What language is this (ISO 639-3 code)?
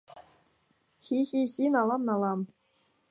chm